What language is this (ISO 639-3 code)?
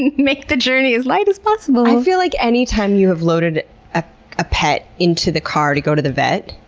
eng